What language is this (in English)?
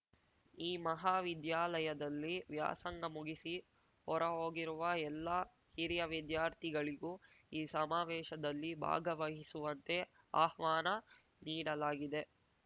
Kannada